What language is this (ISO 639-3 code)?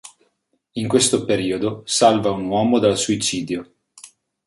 ita